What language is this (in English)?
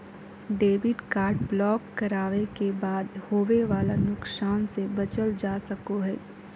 Magahi